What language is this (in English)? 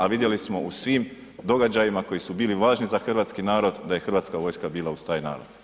Croatian